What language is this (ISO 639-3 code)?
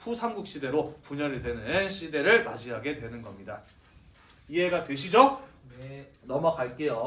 kor